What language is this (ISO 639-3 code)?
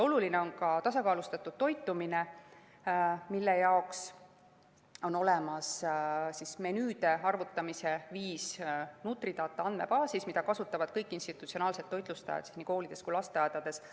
est